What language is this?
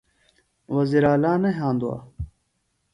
Phalura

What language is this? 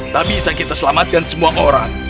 Indonesian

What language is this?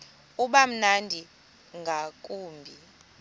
Xhosa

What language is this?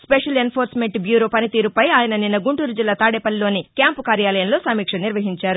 Telugu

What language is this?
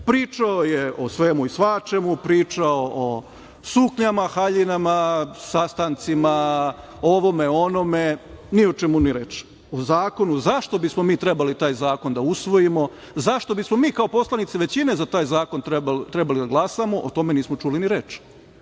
Serbian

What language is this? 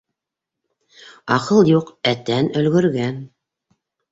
Bashkir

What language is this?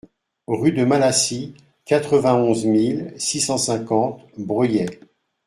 French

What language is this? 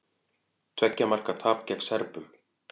Icelandic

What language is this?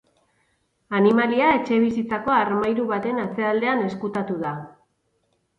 Basque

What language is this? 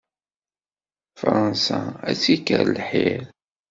Kabyle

